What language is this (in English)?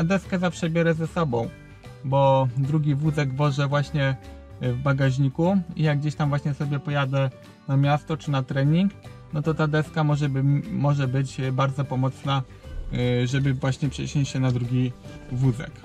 Polish